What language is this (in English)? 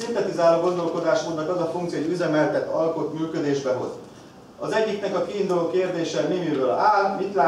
Hungarian